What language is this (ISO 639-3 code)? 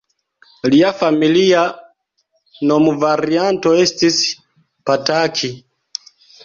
epo